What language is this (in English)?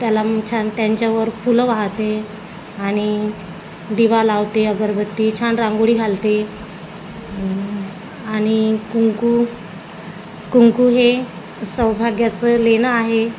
Marathi